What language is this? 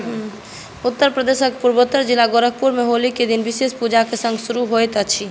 Maithili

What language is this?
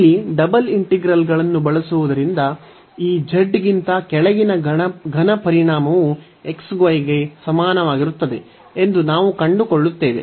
Kannada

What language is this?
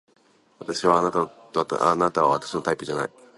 Japanese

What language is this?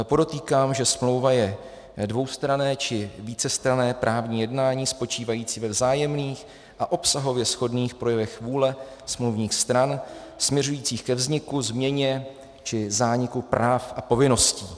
Czech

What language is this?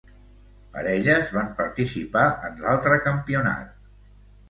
Catalan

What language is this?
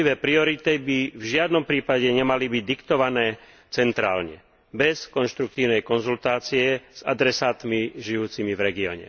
Slovak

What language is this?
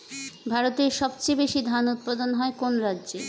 Bangla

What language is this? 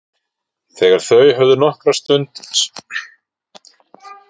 Icelandic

